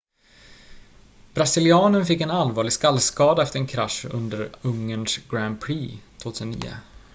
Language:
Swedish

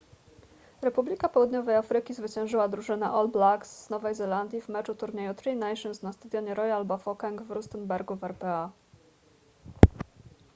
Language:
Polish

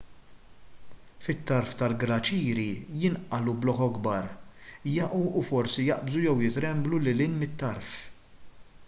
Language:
Maltese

